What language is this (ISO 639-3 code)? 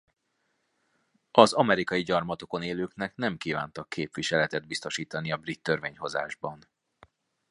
hun